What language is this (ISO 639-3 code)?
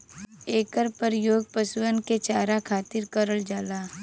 bho